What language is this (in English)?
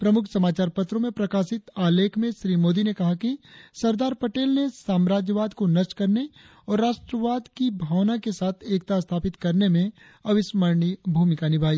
Hindi